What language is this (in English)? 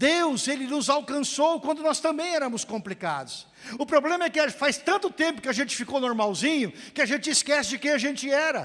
Portuguese